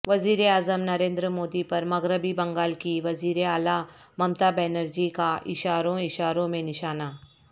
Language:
Urdu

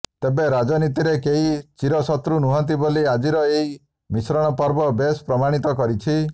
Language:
Odia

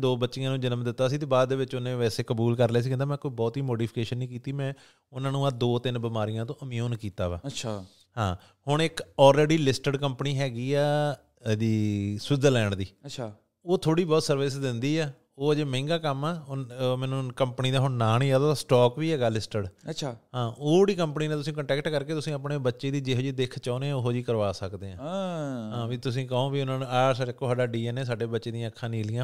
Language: Punjabi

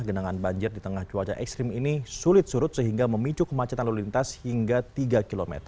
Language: Indonesian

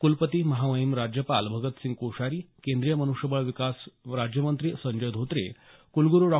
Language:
Marathi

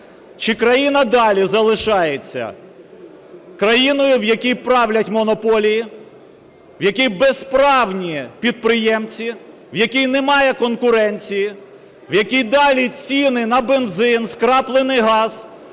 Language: Ukrainian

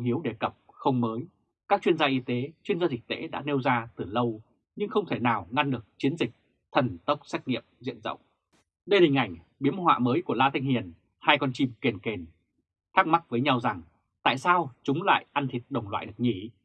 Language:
Vietnamese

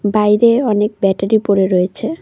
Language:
Bangla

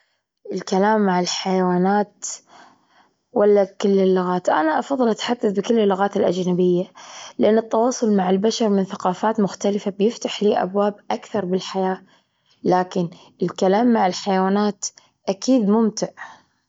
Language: Gulf Arabic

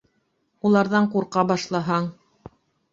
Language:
Bashkir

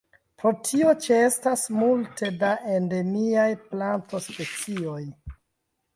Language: Esperanto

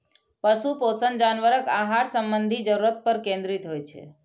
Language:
Maithili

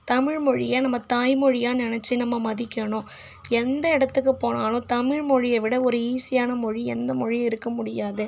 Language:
Tamil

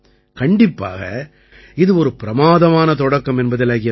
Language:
Tamil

